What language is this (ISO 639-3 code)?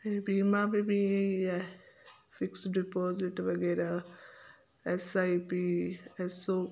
snd